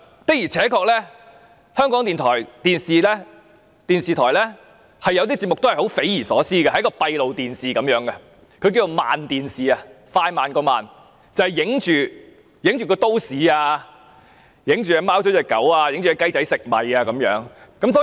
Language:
Cantonese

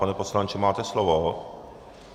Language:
Czech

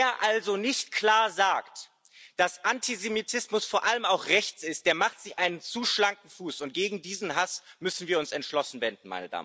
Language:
German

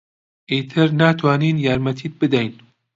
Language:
Central Kurdish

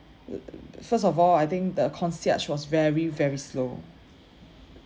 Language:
English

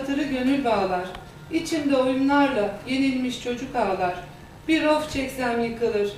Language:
Turkish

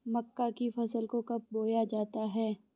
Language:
Hindi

